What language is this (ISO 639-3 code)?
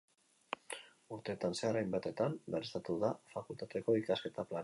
eus